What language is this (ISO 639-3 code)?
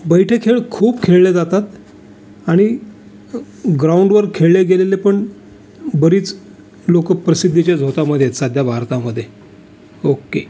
mar